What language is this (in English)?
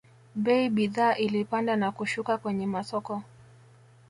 Swahili